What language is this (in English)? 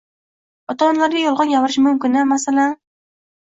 Uzbek